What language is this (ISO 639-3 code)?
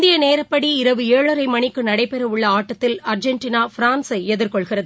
tam